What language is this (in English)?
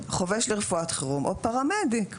Hebrew